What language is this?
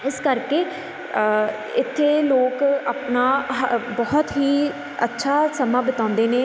Punjabi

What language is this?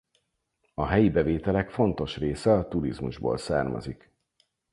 Hungarian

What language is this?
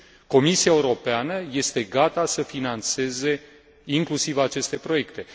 Romanian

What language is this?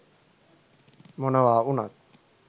Sinhala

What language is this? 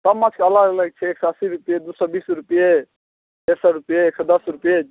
Maithili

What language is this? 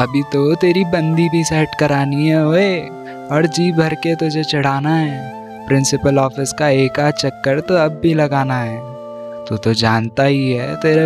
Hindi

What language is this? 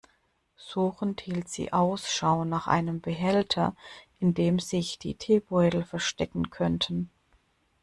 German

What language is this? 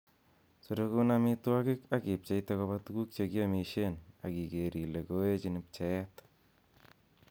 Kalenjin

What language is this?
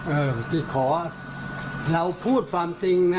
Thai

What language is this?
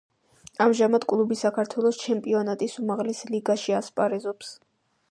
Georgian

